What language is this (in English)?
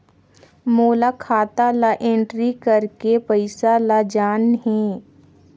Chhattisgarhi